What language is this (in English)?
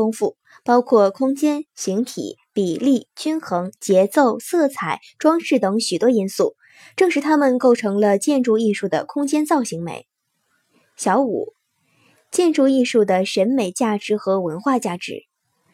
Chinese